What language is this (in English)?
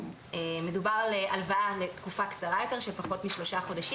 Hebrew